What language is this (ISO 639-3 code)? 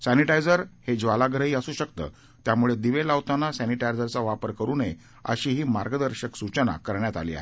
mar